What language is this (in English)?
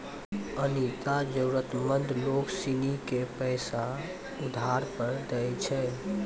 Maithili